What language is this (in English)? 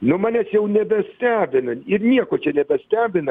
Lithuanian